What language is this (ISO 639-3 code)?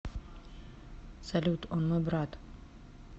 rus